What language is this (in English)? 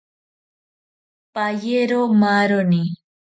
Ashéninka Perené